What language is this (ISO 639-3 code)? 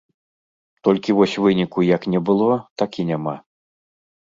bel